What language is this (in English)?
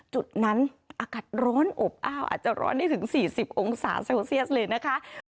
Thai